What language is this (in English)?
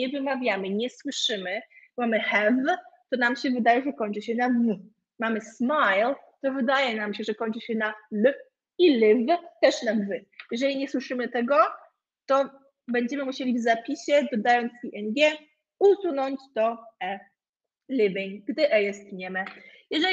Polish